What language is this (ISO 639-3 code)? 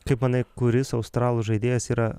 lit